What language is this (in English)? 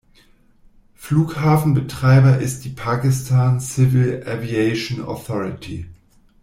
German